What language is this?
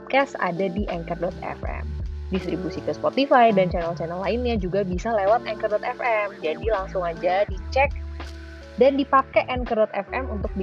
Indonesian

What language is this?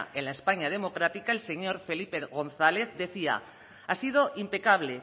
Spanish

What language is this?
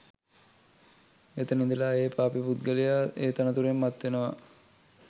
Sinhala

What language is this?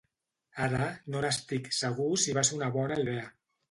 Catalan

